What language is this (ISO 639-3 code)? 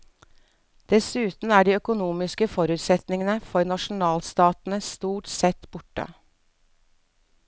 nor